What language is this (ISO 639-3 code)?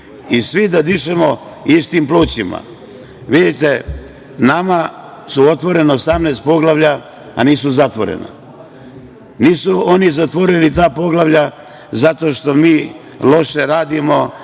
srp